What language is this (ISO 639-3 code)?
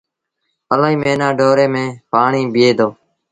sbn